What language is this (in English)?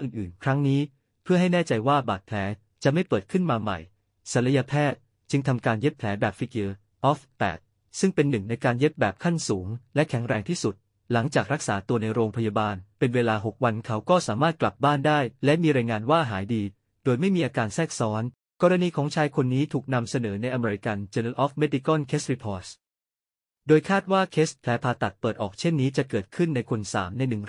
Thai